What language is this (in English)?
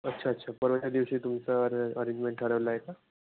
Marathi